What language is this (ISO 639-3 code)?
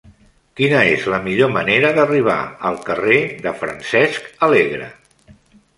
cat